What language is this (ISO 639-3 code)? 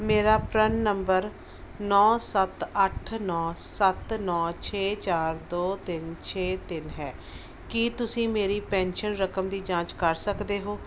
pan